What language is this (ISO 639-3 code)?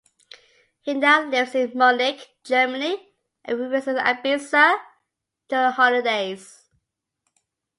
eng